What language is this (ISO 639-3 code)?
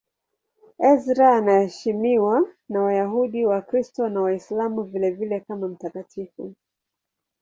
swa